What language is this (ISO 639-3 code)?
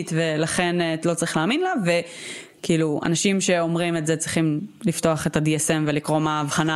heb